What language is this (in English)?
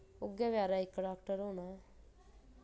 Dogri